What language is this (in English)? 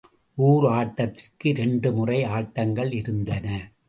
Tamil